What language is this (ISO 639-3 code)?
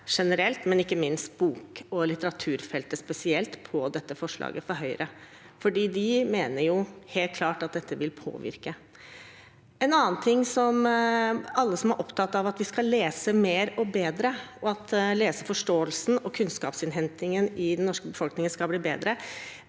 nor